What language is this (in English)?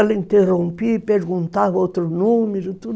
Portuguese